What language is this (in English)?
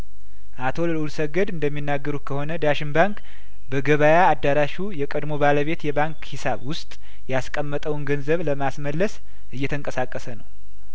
Amharic